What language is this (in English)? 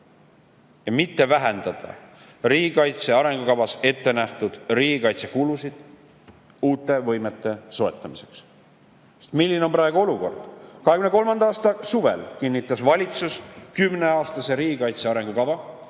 Estonian